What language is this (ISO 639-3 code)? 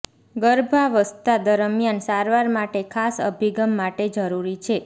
guj